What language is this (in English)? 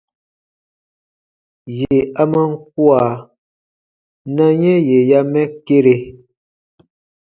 Baatonum